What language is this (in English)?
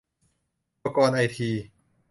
Thai